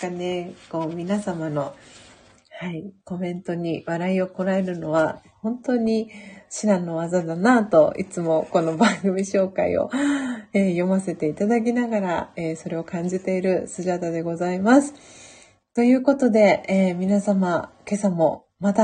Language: Japanese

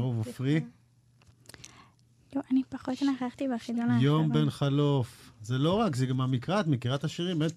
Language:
Hebrew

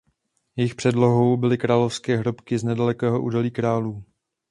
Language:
Czech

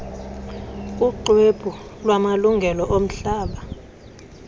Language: Xhosa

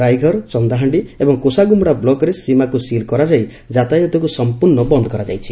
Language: Odia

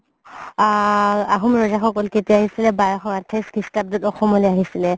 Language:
Assamese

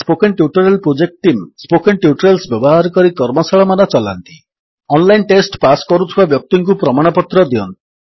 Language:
Odia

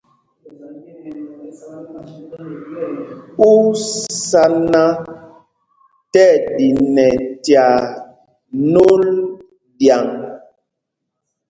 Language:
Mpumpong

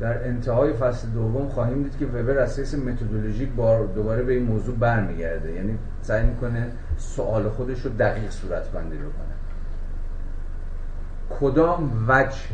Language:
Persian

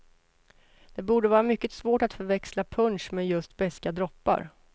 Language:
Swedish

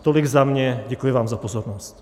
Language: Czech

